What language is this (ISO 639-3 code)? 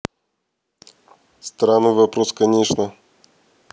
rus